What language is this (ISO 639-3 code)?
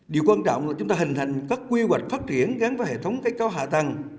vie